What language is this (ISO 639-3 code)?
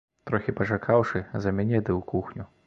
bel